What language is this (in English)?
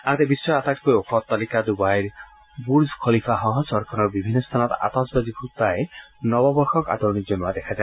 Assamese